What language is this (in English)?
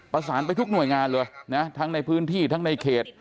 Thai